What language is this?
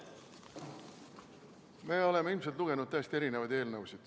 Estonian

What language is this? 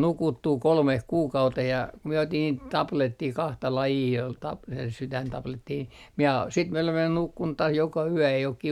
Finnish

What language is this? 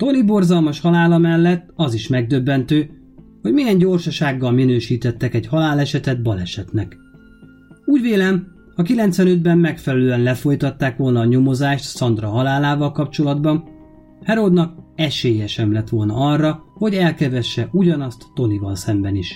Hungarian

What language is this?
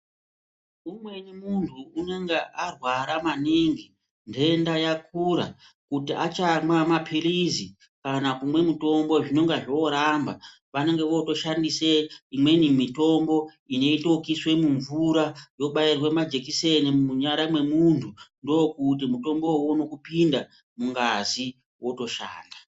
Ndau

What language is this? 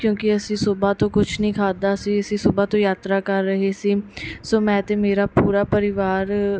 Punjabi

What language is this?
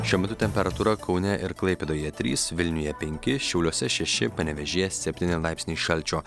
Lithuanian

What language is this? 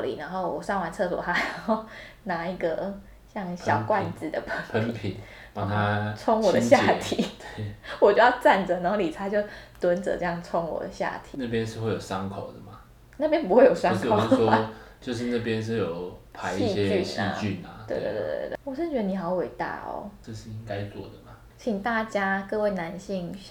Chinese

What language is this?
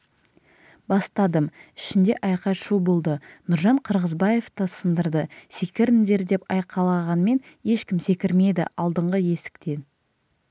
Kazakh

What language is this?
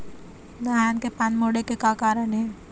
Chhattisgarhi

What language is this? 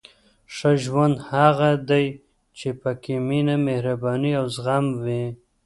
Pashto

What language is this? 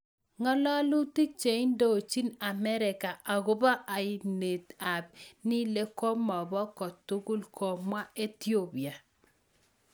Kalenjin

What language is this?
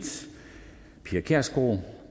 Danish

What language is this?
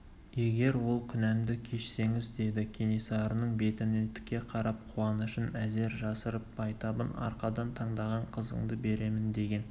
Kazakh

